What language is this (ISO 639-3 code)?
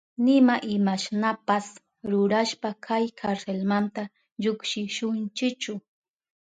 qup